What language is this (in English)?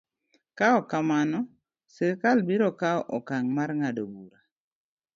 Luo (Kenya and Tanzania)